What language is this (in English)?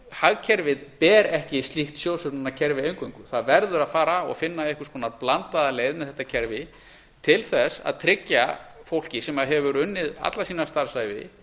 Icelandic